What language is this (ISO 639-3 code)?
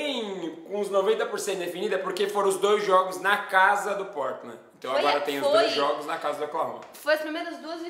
por